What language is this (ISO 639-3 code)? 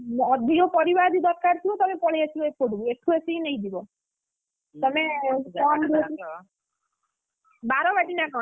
ori